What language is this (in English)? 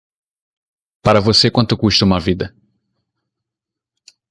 Portuguese